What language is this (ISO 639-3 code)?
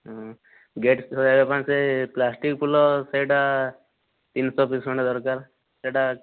ori